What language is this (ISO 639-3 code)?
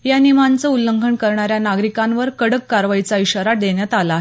mar